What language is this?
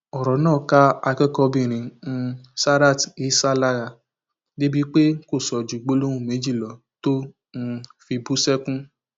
Yoruba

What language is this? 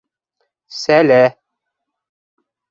Bashkir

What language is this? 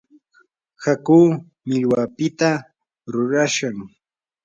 Yanahuanca Pasco Quechua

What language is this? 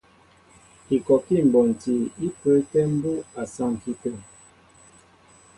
Mbo (Cameroon)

